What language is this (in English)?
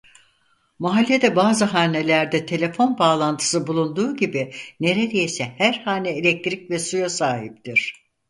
Turkish